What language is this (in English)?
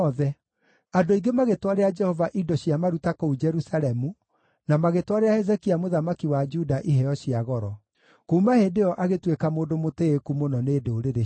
Kikuyu